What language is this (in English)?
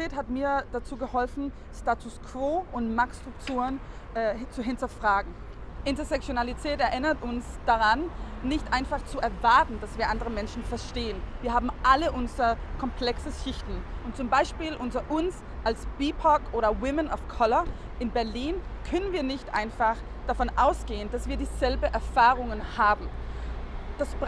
German